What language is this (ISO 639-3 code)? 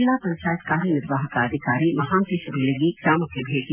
kan